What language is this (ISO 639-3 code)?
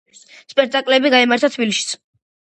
kat